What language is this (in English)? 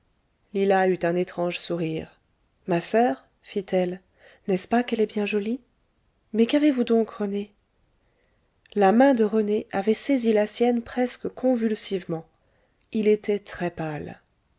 French